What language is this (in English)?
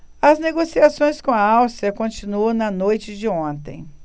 Portuguese